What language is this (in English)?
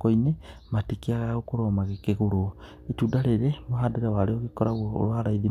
Kikuyu